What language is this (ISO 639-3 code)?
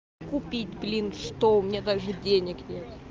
rus